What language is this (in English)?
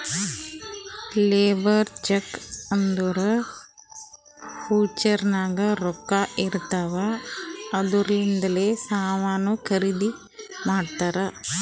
Kannada